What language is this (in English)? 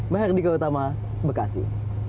Indonesian